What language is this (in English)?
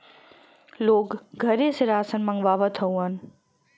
Bhojpuri